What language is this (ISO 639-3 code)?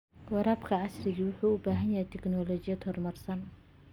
som